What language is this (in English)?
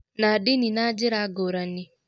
Kikuyu